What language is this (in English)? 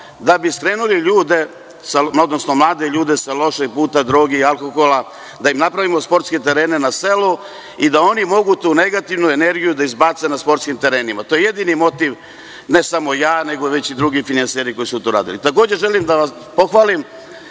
Serbian